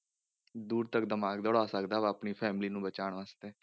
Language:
Punjabi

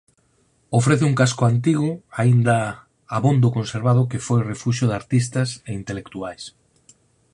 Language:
Galician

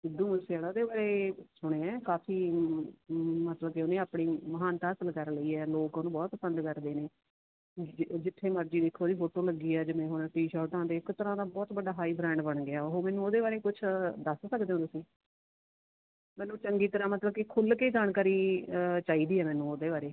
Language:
Punjabi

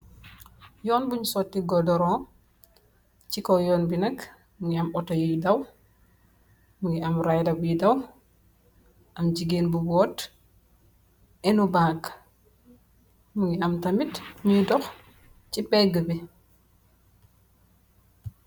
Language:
Wolof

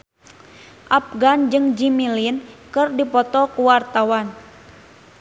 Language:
Sundanese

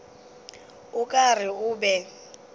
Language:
Northern Sotho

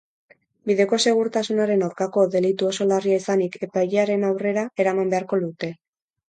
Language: Basque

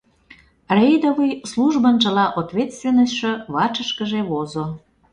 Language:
Mari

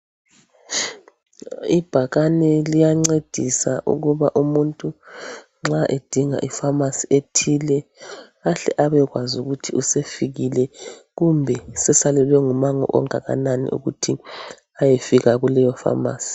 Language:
North Ndebele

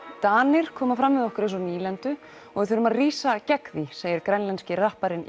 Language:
Icelandic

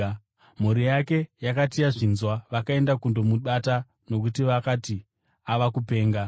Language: Shona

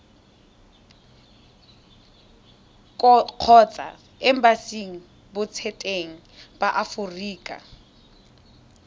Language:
Tswana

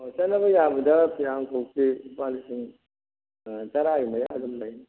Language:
Manipuri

